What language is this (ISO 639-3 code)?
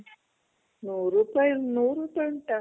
kan